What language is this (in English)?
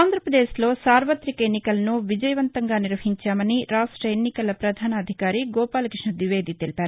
Telugu